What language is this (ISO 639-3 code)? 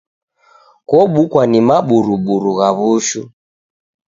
dav